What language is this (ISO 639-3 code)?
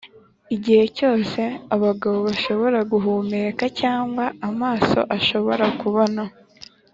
kin